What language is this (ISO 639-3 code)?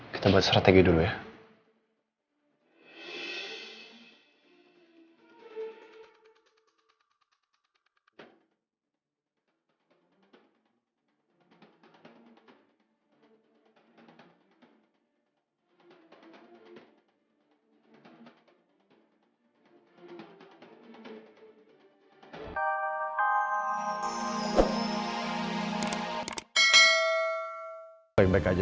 ind